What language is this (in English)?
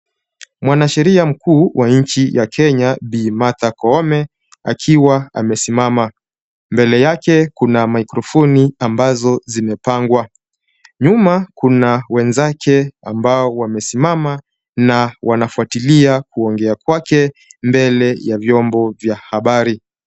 Swahili